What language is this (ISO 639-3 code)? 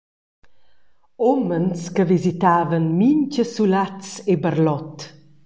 roh